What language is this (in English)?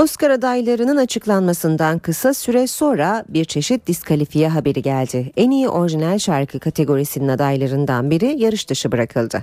Turkish